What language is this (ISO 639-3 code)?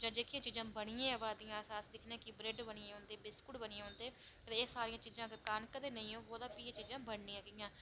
doi